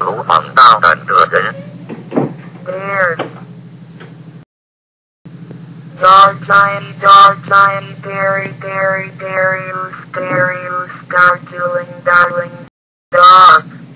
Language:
English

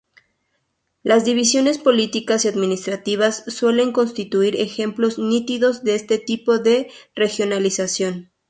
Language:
Spanish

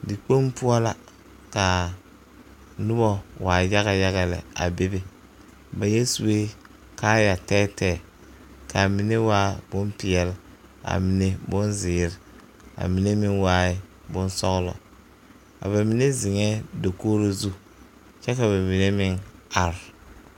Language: Southern Dagaare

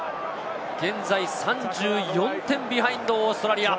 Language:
Japanese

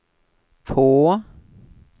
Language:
Swedish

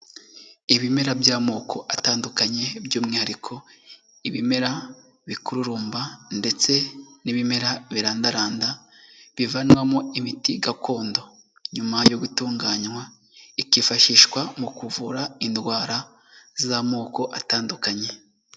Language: Kinyarwanda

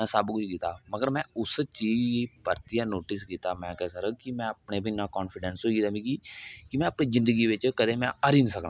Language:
Dogri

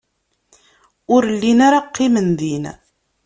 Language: Kabyle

